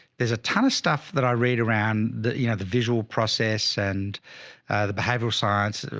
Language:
English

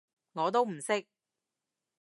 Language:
Cantonese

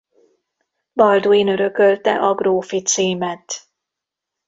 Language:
Hungarian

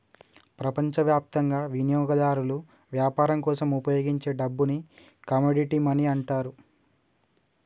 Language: Telugu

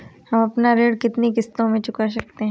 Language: Hindi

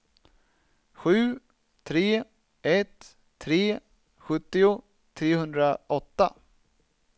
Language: Swedish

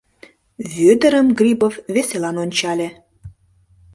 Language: Mari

